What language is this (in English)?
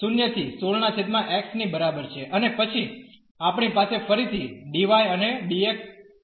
Gujarati